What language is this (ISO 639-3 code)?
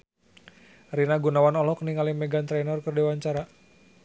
sun